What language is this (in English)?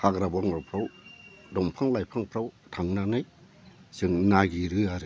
Bodo